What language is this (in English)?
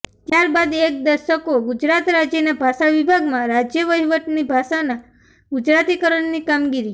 Gujarati